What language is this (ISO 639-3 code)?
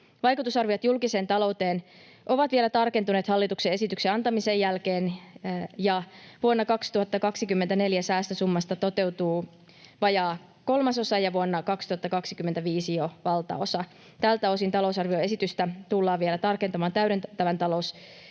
fin